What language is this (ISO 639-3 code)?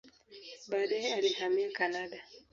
swa